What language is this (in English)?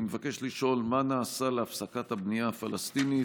Hebrew